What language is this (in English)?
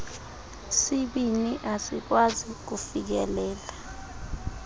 Xhosa